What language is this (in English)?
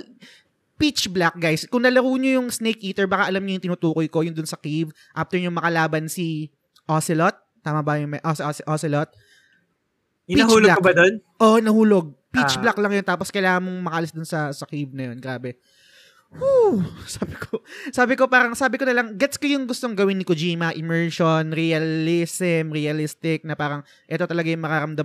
Filipino